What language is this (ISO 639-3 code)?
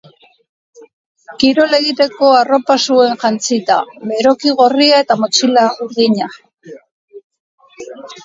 eus